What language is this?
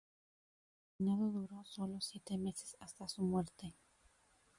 Spanish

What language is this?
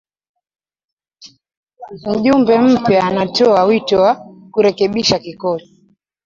Swahili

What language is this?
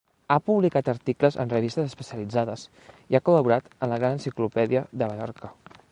Catalan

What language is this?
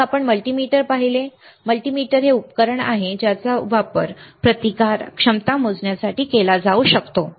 Marathi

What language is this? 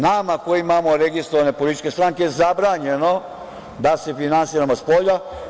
Serbian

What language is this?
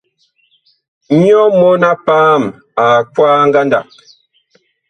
Bakoko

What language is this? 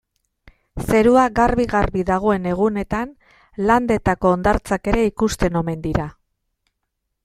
Basque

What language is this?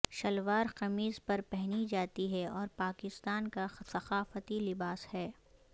Urdu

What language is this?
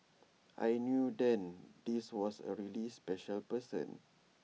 English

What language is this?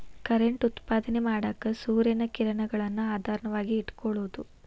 Kannada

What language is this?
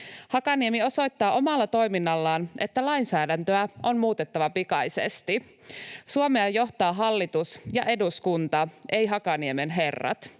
Finnish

